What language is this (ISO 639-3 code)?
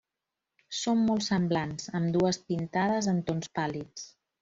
cat